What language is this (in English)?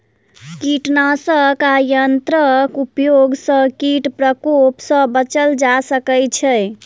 Maithili